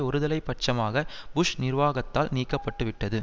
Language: Tamil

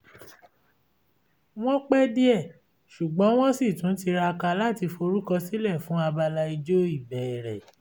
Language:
Yoruba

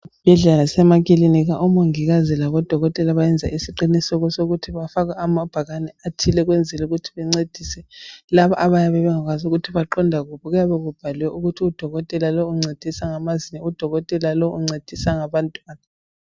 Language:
North Ndebele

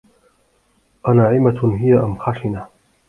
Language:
Arabic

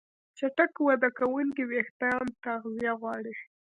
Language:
Pashto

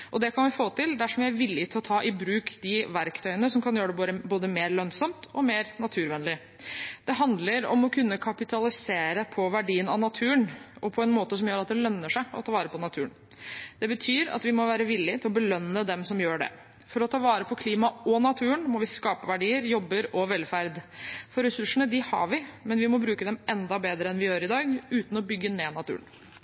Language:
Norwegian Bokmål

